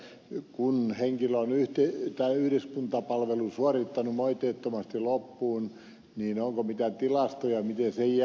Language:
Finnish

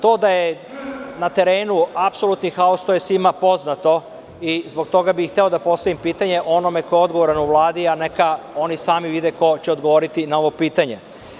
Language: Serbian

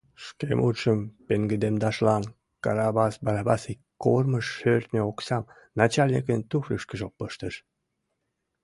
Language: Mari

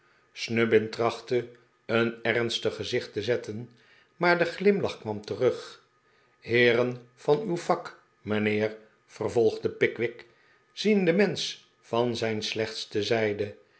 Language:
Dutch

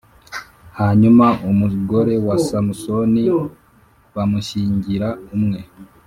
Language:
Kinyarwanda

